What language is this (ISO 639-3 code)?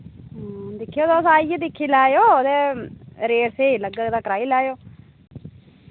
doi